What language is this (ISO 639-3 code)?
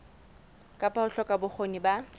sot